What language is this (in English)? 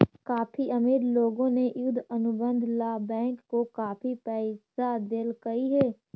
Magahi